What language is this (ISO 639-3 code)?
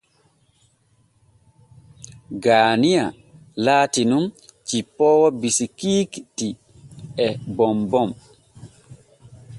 fue